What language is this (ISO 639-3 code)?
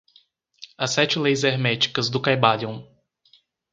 por